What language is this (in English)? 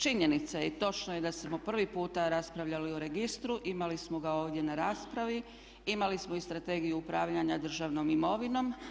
Croatian